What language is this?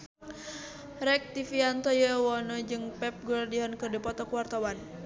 Sundanese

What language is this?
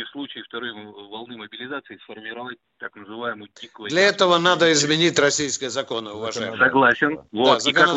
Russian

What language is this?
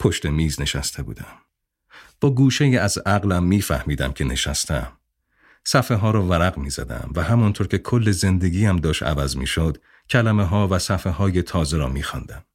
Persian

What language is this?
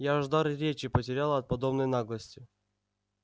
Russian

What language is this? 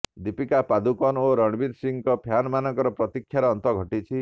Odia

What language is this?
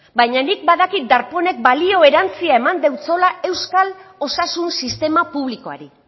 Basque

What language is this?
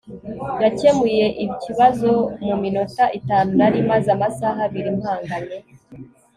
Kinyarwanda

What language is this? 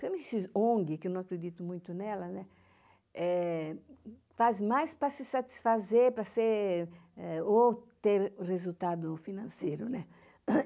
Portuguese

